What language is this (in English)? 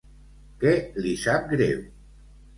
Catalan